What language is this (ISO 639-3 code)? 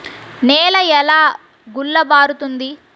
tel